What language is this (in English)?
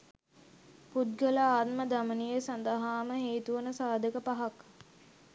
Sinhala